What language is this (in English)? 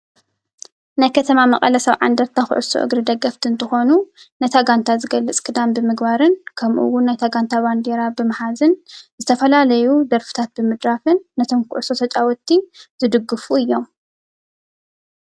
Tigrinya